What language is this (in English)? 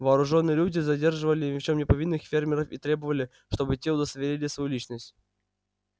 Russian